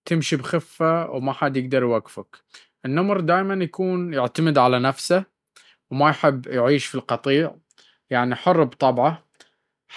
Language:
Baharna Arabic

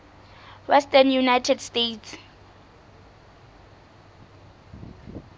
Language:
Southern Sotho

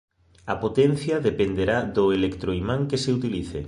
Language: Galician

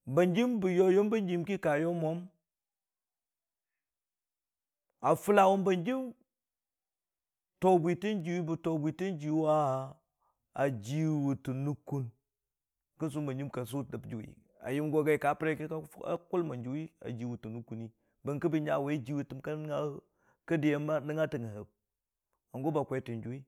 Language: Dijim-Bwilim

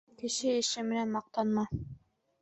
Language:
Bashkir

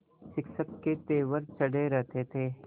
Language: Hindi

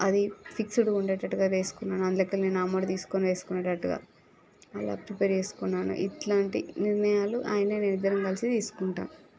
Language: Telugu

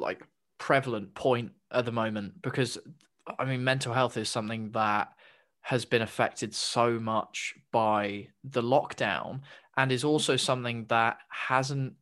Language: English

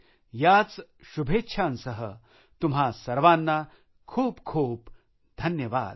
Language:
Marathi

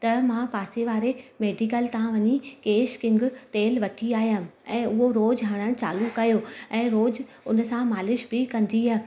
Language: Sindhi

